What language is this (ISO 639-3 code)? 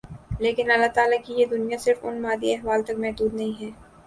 urd